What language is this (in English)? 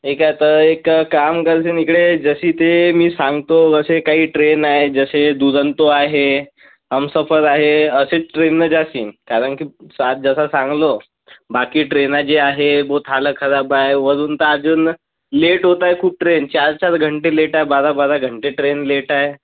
Marathi